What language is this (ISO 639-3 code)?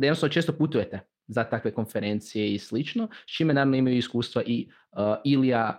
hrv